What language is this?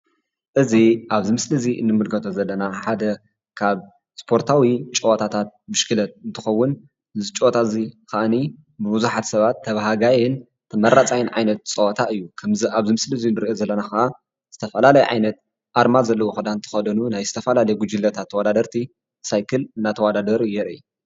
Tigrinya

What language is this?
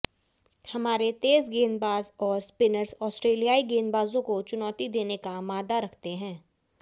Hindi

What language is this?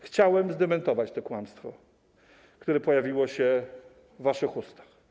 Polish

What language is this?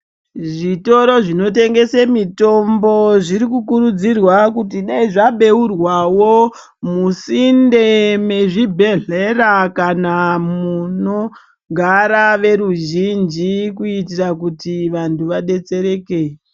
Ndau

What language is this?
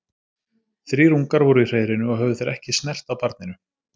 Icelandic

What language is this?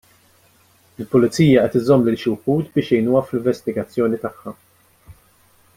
Maltese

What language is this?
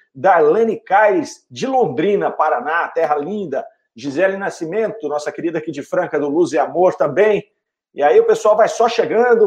Portuguese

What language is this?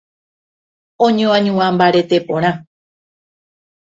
Guarani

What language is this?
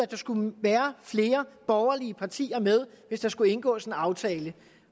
Danish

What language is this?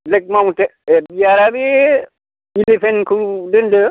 Bodo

